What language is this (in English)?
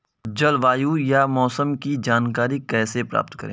Hindi